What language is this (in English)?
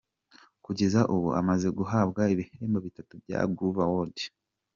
Kinyarwanda